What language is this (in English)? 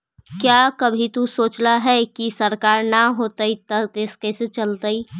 Magahi